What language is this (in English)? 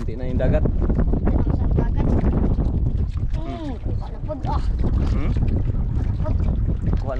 Indonesian